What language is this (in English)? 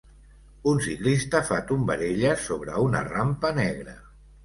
Catalan